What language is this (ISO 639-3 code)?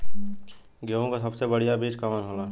bho